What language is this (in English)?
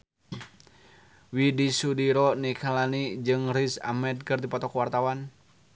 Sundanese